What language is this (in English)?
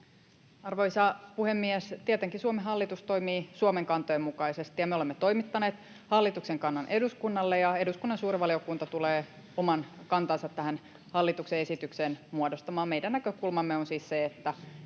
Finnish